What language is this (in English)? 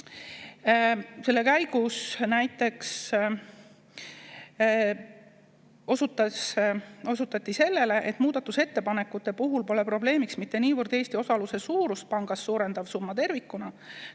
Estonian